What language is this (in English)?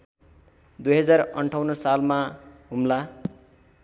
Nepali